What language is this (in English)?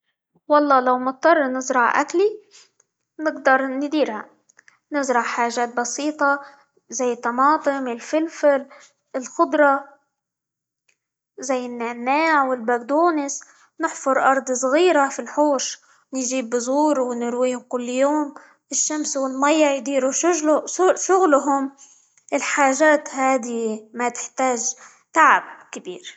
Libyan Arabic